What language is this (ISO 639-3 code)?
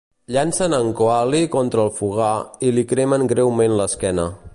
cat